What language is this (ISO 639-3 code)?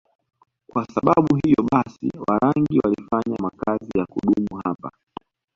swa